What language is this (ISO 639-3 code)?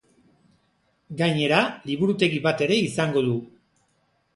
eus